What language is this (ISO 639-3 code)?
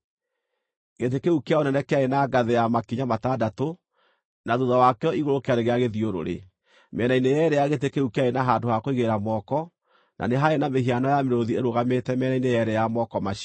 kik